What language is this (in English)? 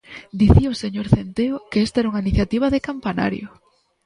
Galician